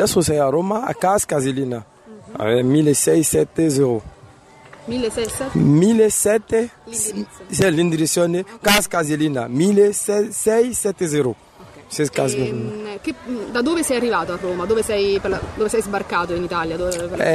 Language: Italian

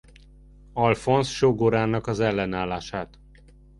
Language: Hungarian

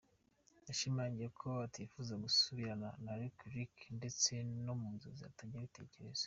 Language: Kinyarwanda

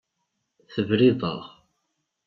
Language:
Kabyle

